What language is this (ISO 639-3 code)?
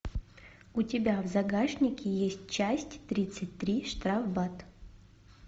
rus